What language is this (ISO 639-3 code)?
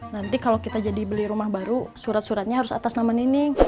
ind